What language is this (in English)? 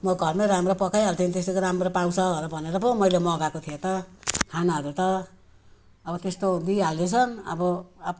Nepali